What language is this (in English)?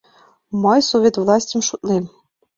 Mari